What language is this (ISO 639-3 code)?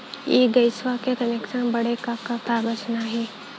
bho